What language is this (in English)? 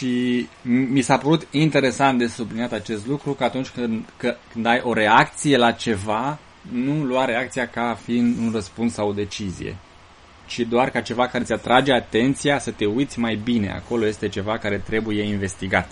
Romanian